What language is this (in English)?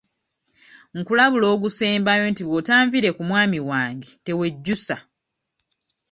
Ganda